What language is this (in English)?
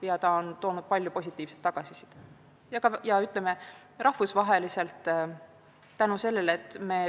Estonian